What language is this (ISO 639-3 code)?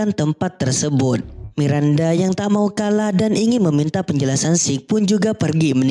ind